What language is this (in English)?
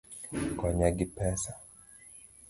Luo (Kenya and Tanzania)